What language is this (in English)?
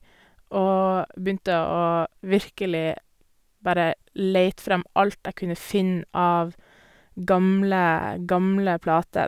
Norwegian